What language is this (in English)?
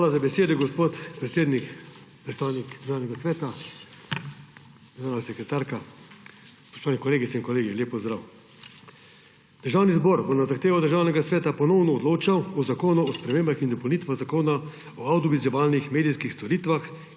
Slovenian